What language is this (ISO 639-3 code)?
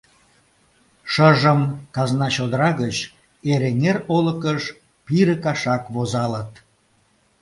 chm